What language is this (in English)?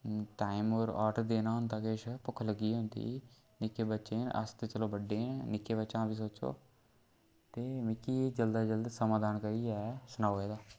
Dogri